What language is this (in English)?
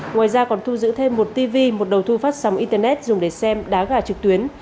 Vietnamese